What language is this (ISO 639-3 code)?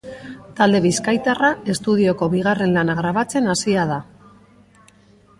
eus